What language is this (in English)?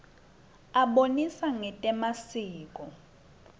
Swati